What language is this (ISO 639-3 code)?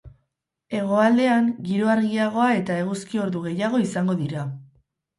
eus